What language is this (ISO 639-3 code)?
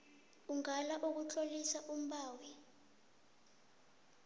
nbl